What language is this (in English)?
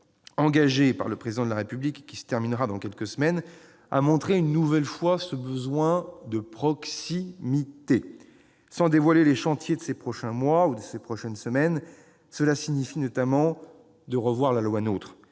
French